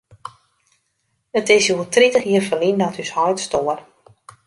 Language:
Western Frisian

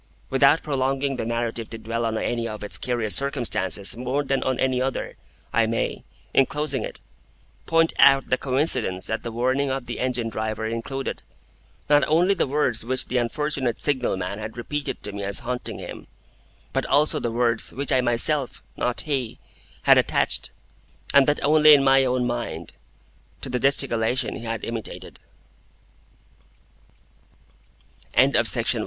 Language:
English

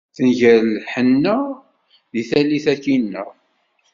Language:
Kabyle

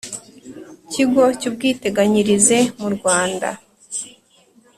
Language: Kinyarwanda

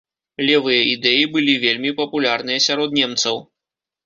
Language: Belarusian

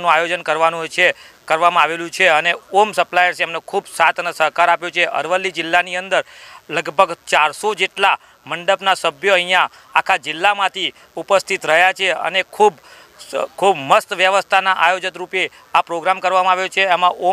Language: Hindi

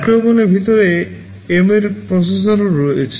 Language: Bangla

